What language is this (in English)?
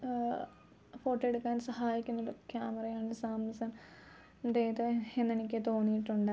Malayalam